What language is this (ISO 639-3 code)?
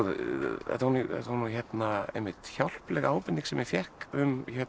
isl